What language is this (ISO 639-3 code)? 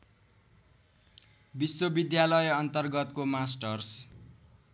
nep